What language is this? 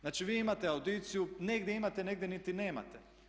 Croatian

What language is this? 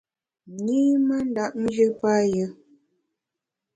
Bamun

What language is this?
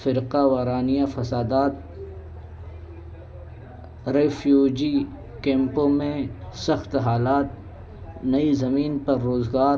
Urdu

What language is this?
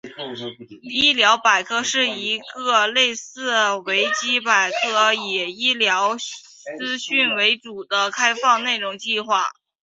Chinese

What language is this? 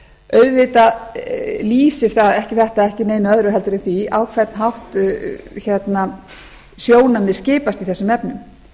Icelandic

